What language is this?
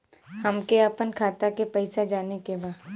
Bhojpuri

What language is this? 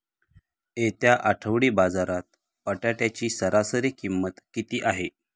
Marathi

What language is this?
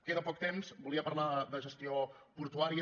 Catalan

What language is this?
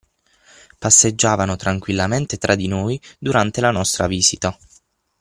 Italian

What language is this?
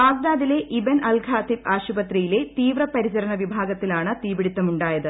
Malayalam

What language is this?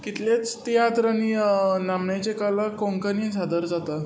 Konkani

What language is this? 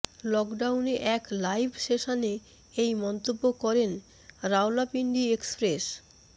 Bangla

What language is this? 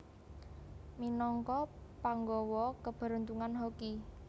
Javanese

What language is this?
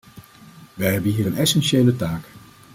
Dutch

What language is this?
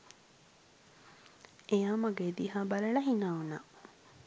Sinhala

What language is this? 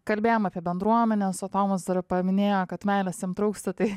Lithuanian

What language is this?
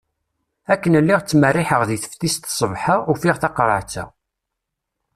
Kabyle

